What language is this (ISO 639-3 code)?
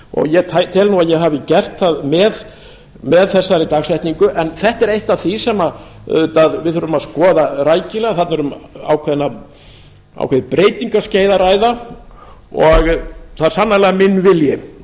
isl